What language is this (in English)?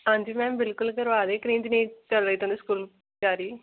Dogri